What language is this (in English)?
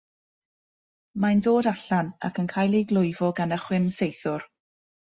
Welsh